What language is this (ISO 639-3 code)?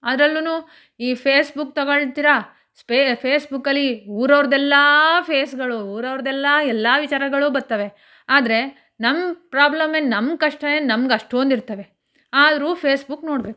kan